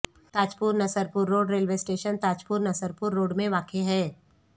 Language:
Urdu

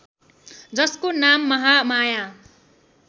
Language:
Nepali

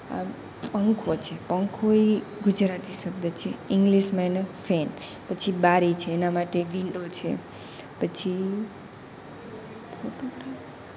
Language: Gujarati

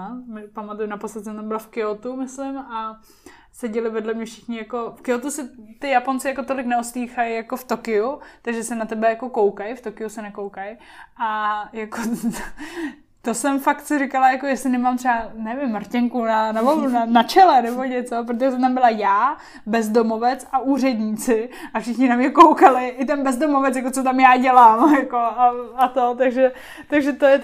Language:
Czech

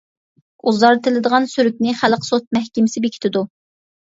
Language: Uyghur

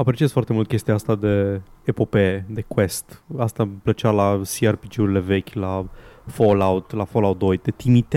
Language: Romanian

